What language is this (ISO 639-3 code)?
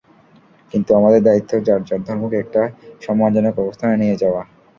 ben